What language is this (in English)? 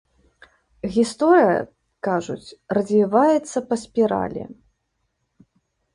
Belarusian